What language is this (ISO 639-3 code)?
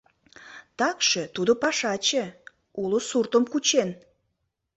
chm